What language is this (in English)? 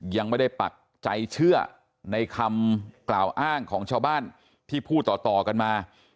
Thai